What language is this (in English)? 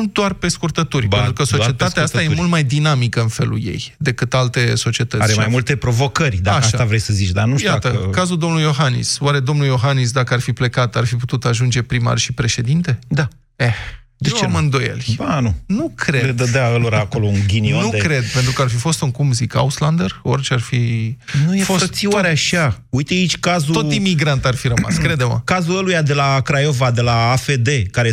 Romanian